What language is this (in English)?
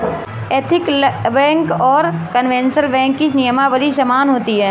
Hindi